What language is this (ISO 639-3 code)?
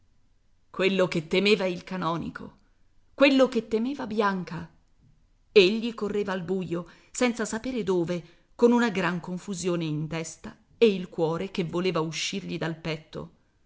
ita